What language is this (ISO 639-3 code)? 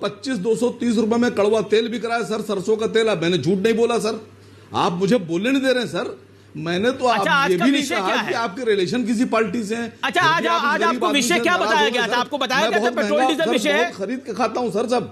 hin